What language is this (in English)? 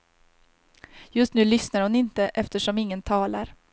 Swedish